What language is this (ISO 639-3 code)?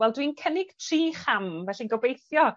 cym